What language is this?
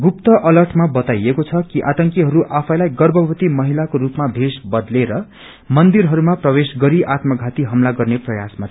Nepali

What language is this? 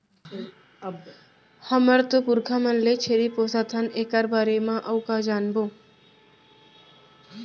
Chhattisgarhi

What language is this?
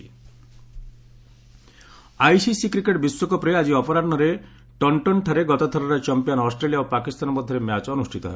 Odia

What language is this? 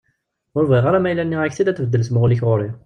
Kabyle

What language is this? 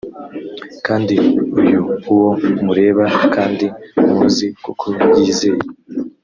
Kinyarwanda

